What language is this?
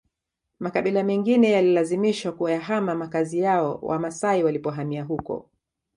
Swahili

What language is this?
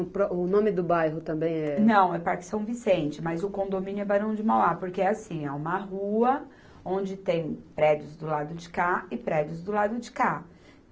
Portuguese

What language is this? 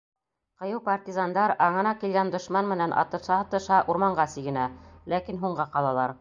Bashkir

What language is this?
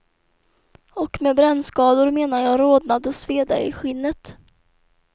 Swedish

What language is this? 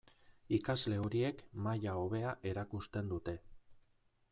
Basque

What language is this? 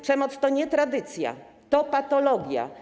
Polish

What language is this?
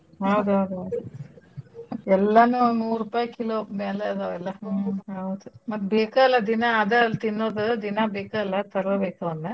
Kannada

